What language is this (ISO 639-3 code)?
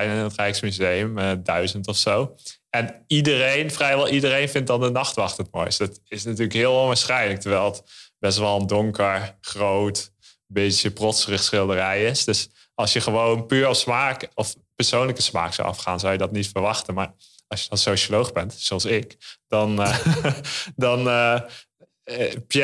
nld